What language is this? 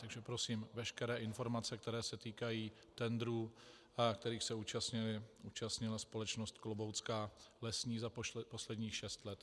Czech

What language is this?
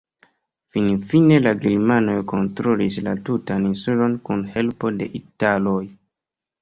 Esperanto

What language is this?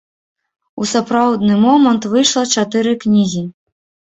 Belarusian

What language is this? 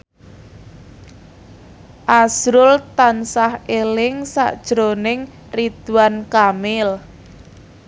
Javanese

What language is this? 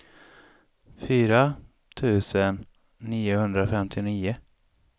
Swedish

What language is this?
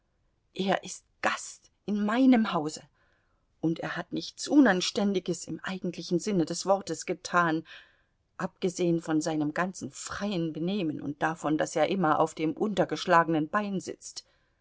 German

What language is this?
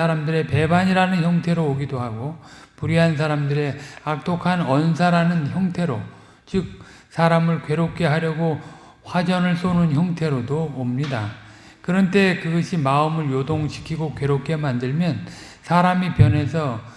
Korean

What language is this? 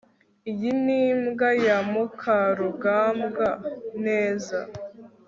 Kinyarwanda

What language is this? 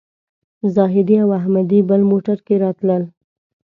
Pashto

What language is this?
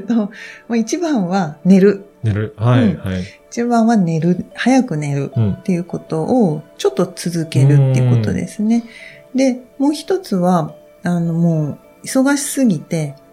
Japanese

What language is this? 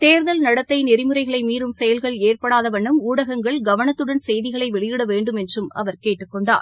Tamil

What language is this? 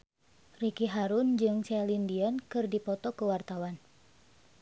Sundanese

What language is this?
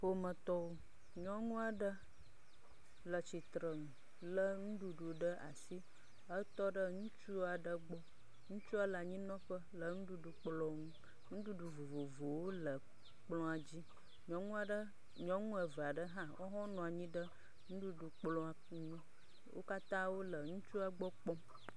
Ewe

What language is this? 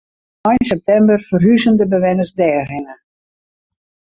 Western Frisian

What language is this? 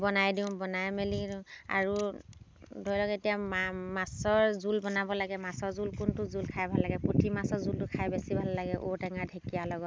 Assamese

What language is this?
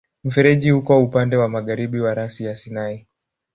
Swahili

